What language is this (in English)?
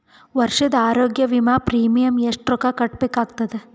Kannada